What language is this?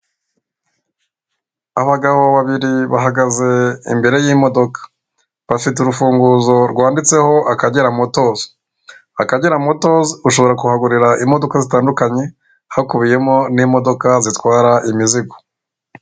Kinyarwanda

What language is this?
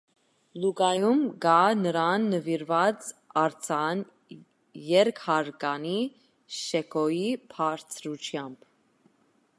Armenian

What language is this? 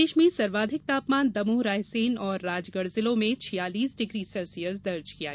Hindi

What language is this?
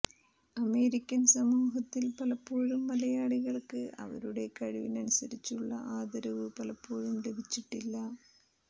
Malayalam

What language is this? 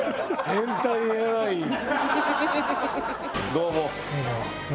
Japanese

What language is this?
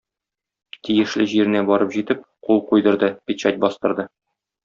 Tatar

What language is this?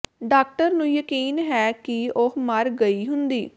Punjabi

